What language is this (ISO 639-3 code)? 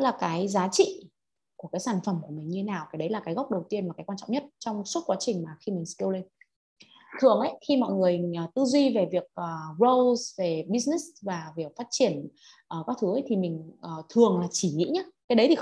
vie